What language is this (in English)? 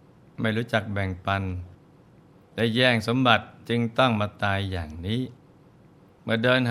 Thai